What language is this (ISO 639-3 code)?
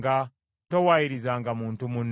lug